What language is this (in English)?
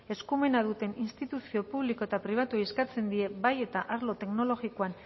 Basque